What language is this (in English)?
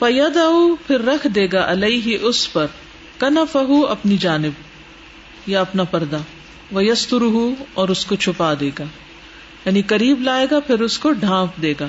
Urdu